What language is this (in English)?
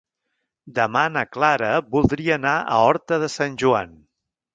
Catalan